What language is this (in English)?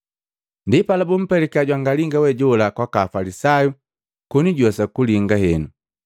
Matengo